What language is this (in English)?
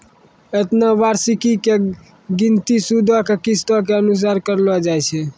Maithili